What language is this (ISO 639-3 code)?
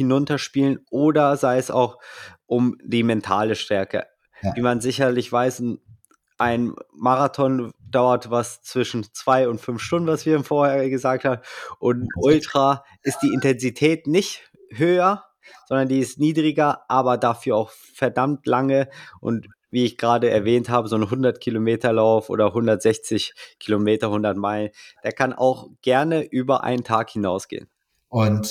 deu